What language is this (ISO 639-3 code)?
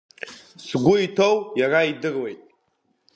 abk